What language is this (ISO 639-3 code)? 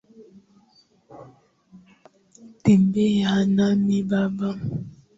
swa